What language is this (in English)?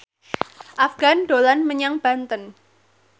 Javanese